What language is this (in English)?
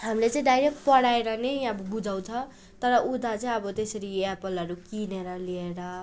Nepali